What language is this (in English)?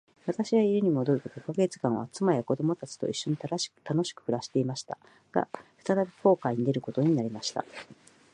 Japanese